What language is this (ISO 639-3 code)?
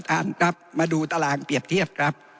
tha